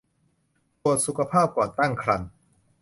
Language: Thai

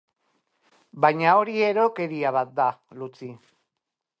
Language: Basque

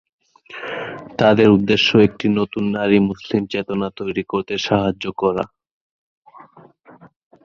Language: Bangla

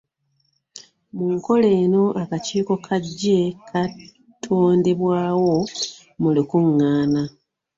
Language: Ganda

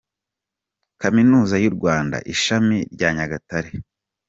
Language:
Kinyarwanda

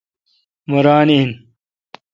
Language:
Kalkoti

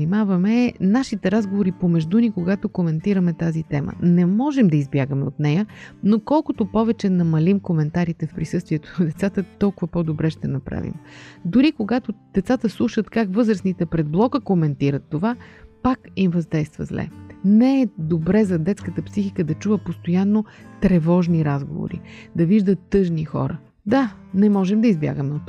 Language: Bulgarian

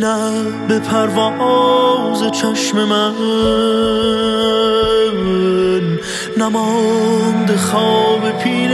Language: Persian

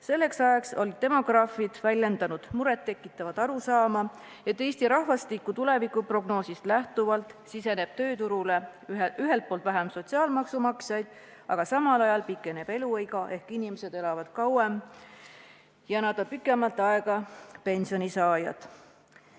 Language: Estonian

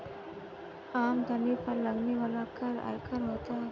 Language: Hindi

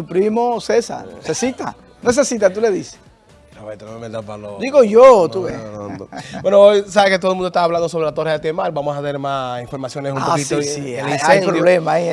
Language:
Spanish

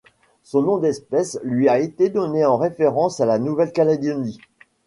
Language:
French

